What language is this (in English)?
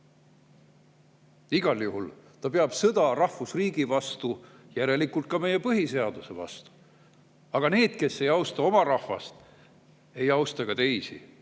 Estonian